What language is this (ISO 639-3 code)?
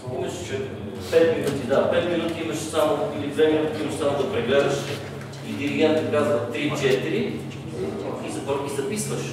bul